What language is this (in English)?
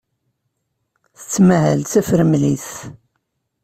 Kabyle